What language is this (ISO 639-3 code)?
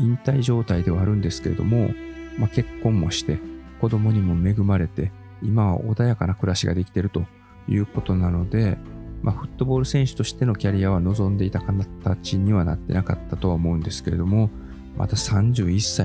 jpn